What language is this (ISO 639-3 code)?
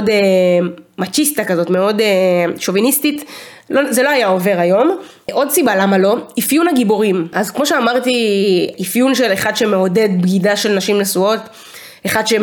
heb